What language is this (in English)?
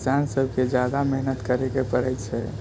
Maithili